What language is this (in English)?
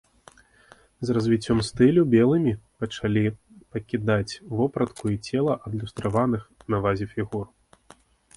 Belarusian